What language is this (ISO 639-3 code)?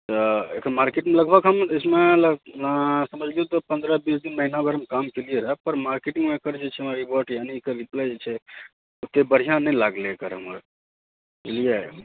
mai